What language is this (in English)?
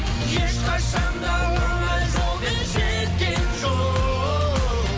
Kazakh